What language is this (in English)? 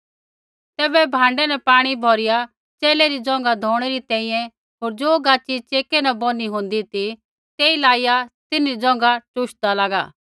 Kullu Pahari